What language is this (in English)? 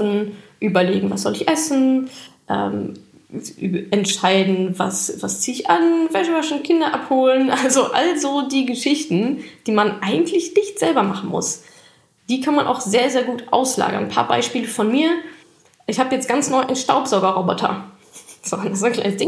German